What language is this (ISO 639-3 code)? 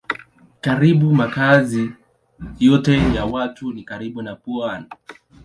swa